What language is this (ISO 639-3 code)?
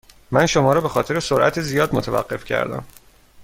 fas